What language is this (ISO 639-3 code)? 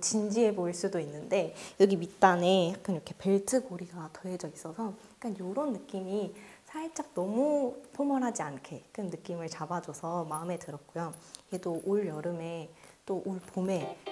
kor